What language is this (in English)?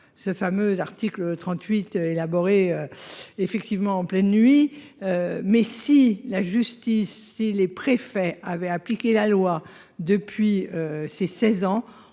French